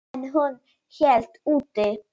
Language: Icelandic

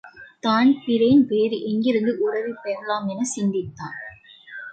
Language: Tamil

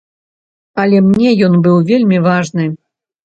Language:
Belarusian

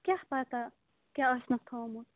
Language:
Kashmiri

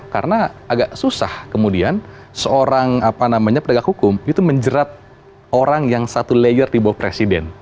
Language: Indonesian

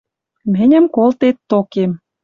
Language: Western Mari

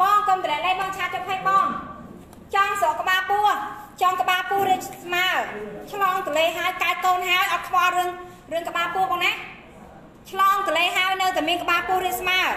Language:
Thai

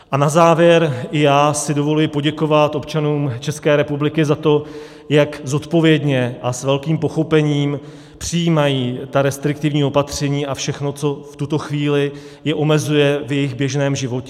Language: Czech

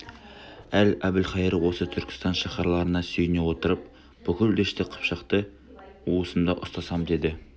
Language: Kazakh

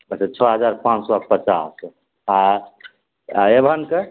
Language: Maithili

